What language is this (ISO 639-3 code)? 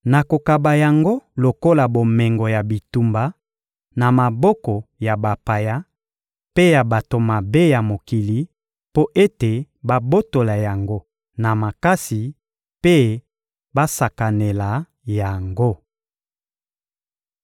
lin